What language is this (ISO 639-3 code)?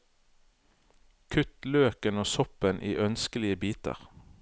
nor